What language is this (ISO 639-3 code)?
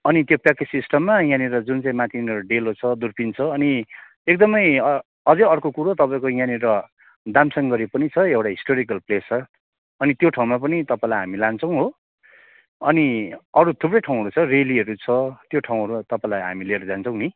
nep